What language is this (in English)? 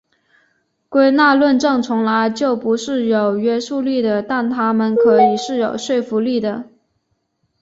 Chinese